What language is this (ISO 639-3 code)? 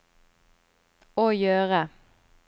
nor